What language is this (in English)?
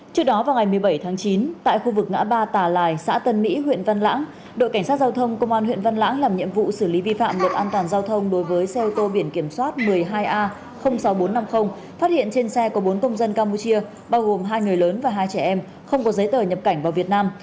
Vietnamese